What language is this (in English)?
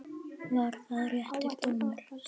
Icelandic